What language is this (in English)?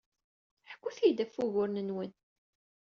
Kabyle